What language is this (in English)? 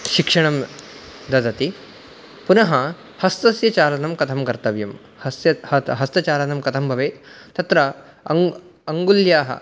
Sanskrit